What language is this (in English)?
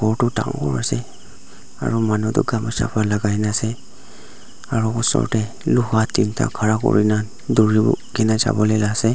Naga Pidgin